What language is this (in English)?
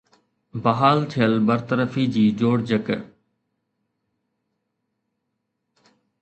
Sindhi